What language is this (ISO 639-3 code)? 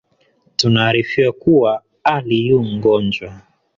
swa